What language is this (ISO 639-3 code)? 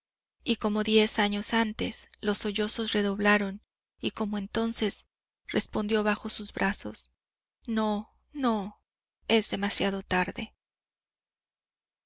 spa